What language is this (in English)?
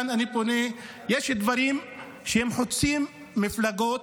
Hebrew